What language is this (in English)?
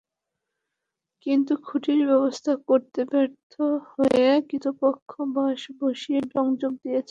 Bangla